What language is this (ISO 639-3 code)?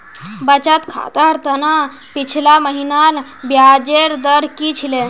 mag